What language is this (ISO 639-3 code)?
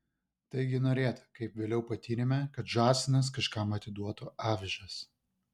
lit